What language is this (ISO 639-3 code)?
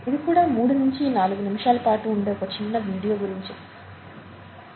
tel